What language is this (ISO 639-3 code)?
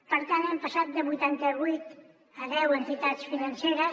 cat